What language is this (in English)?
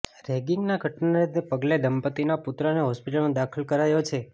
Gujarati